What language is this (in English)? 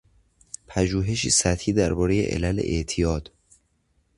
Persian